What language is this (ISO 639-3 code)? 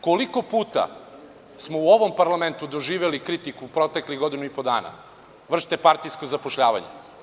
srp